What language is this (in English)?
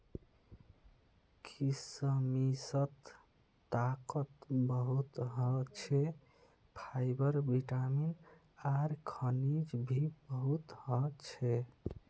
Magahi